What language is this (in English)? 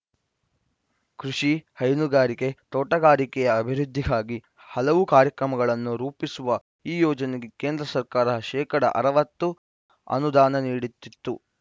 Kannada